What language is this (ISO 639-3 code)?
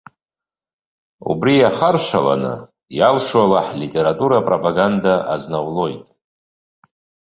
abk